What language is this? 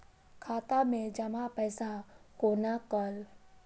Maithili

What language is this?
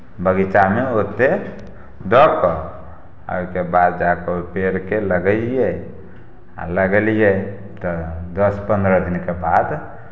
Maithili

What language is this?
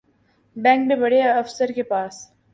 Urdu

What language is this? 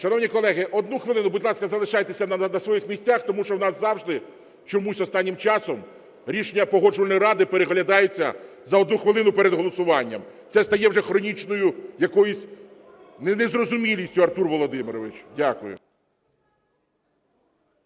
Ukrainian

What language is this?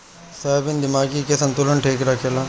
Bhojpuri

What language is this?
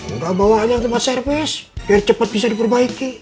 Indonesian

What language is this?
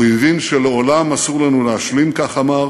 Hebrew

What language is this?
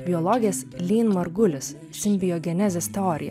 Lithuanian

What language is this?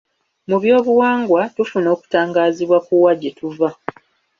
Ganda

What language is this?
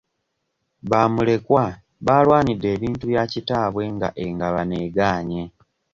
Ganda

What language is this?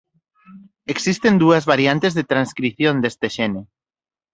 Galician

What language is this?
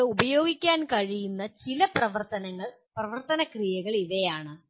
Malayalam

